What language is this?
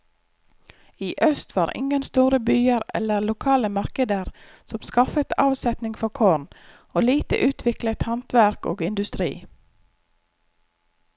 Norwegian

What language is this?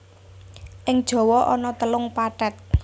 Javanese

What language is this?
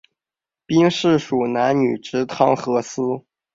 Chinese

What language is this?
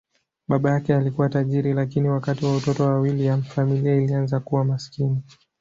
Swahili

